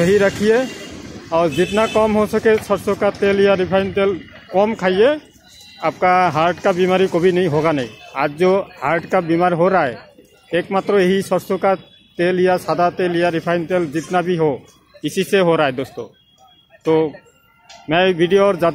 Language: Hindi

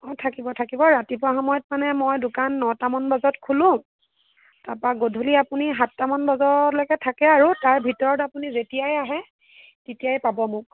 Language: Assamese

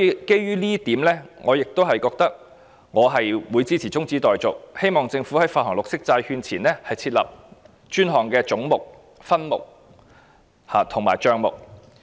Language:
Cantonese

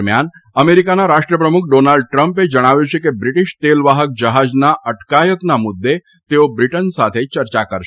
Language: Gujarati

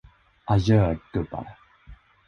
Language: Swedish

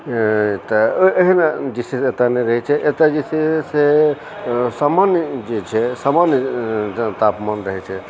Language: Maithili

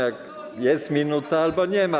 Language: Polish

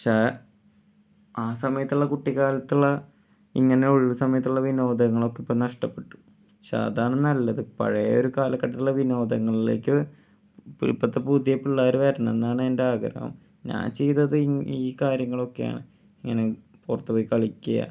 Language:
Malayalam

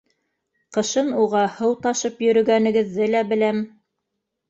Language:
Bashkir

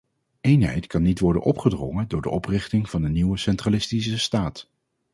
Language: Dutch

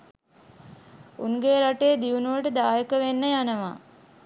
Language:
Sinhala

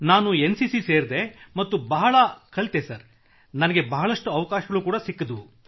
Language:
Kannada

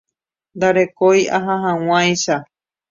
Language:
Guarani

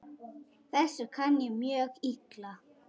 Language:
Icelandic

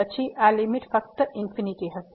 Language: Gujarati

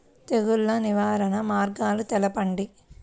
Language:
Telugu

